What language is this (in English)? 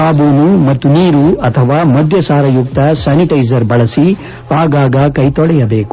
Kannada